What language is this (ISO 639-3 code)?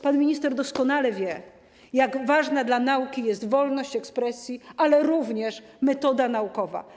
pol